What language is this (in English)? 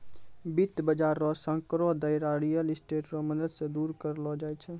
Maithili